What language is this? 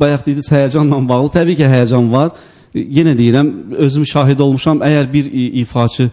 Turkish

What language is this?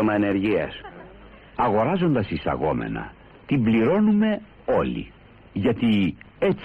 Greek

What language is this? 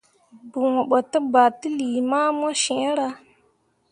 Mundang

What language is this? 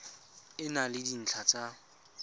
Tswana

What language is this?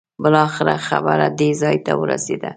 Pashto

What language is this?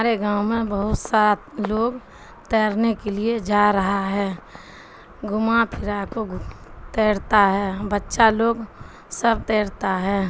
Urdu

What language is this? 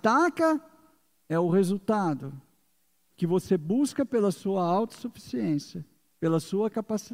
Portuguese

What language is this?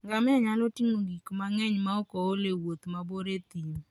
Luo (Kenya and Tanzania)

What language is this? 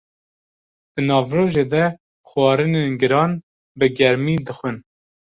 Kurdish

